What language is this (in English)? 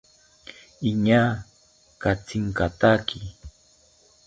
South Ucayali Ashéninka